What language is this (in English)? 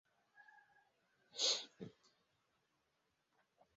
Swahili